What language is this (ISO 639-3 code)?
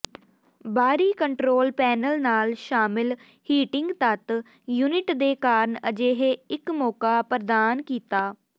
pan